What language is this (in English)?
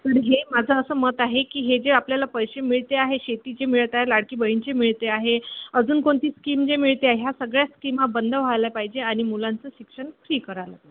Marathi